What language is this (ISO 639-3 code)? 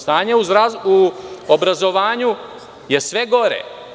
srp